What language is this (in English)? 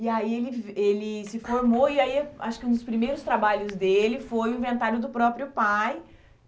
Portuguese